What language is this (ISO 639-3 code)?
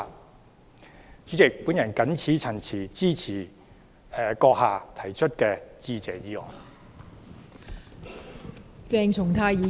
yue